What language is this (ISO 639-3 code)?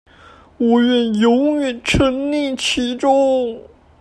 zho